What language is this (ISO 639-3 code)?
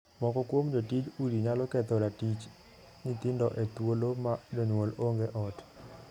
luo